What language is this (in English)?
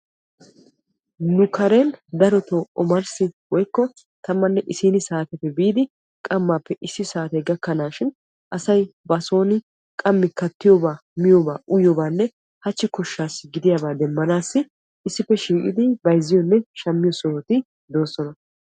Wolaytta